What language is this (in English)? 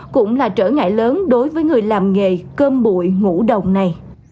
Vietnamese